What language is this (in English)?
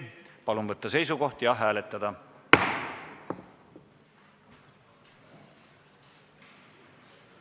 Estonian